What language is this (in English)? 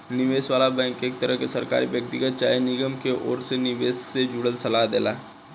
Bhojpuri